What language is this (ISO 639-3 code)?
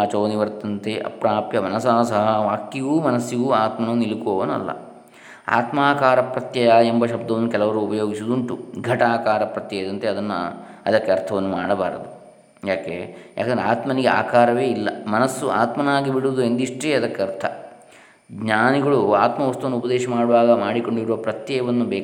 kan